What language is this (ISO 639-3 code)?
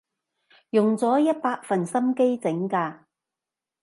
yue